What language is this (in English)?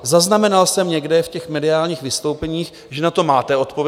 Czech